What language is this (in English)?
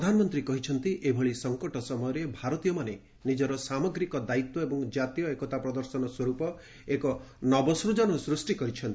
Odia